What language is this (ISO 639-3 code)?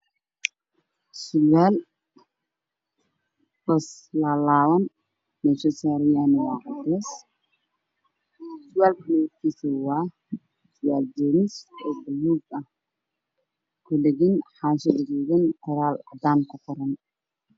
som